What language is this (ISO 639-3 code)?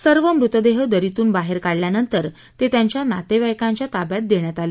mar